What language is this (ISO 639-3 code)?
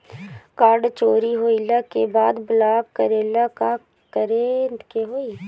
bho